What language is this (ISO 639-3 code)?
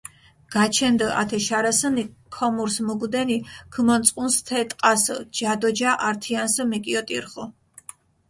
xmf